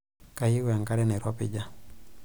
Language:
Masai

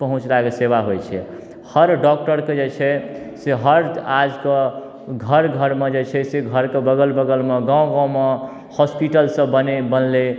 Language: Maithili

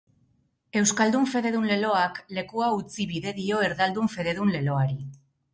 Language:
Basque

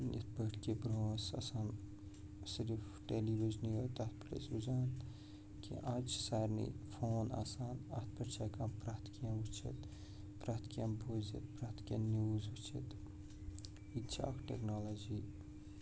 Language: Kashmiri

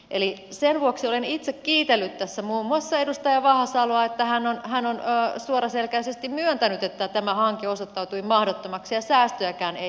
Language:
Finnish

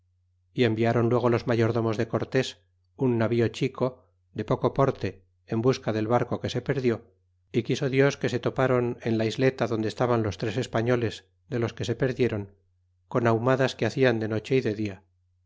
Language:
Spanish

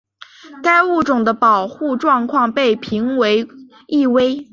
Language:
Chinese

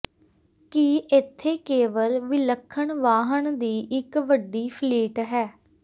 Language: Punjabi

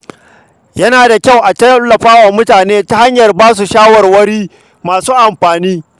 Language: Hausa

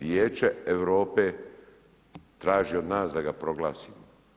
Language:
Croatian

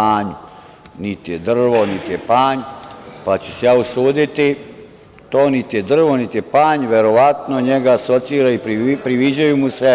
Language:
Serbian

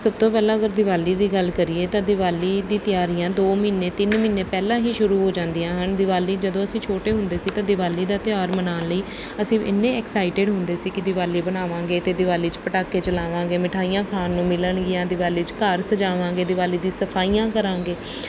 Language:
Punjabi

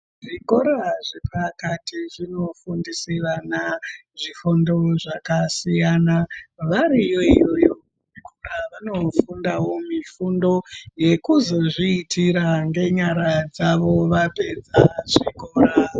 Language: Ndau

